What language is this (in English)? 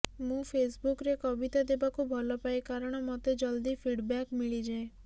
Odia